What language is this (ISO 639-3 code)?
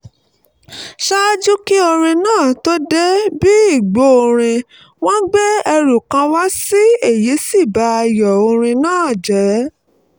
yor